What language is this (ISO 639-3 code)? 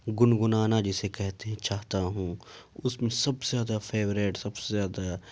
urd